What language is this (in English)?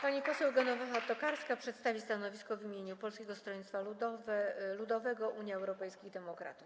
Polish